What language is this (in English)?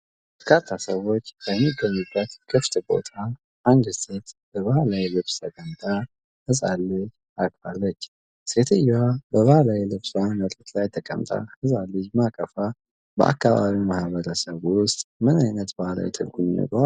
Amharic